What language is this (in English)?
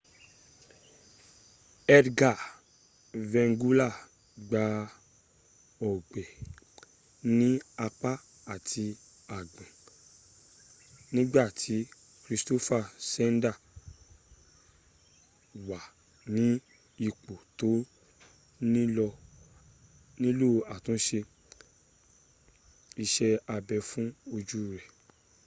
Yoruba